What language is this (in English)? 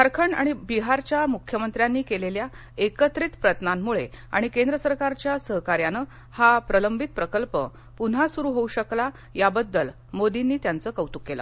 Marathi